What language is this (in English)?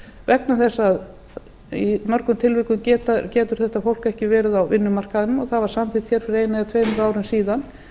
Icelandic